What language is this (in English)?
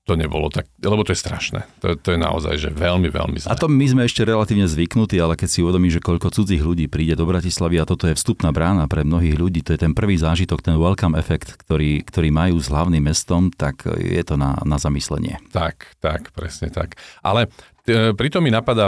Slovak